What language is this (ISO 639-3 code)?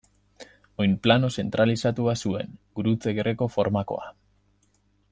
eus